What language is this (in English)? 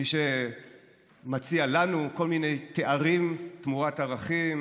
Hebrew